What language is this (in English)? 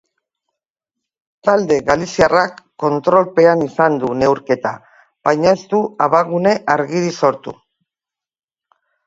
Basque